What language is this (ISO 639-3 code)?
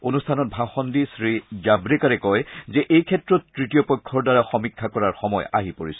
asm